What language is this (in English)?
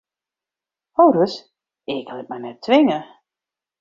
Western Frisian